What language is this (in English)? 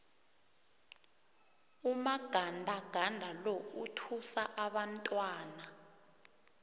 South Ndebele